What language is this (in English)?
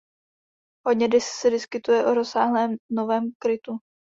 Czech